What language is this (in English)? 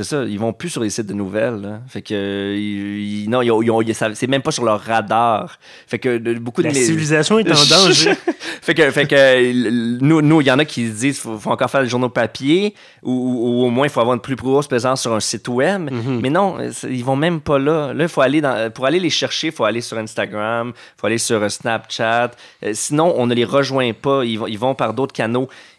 French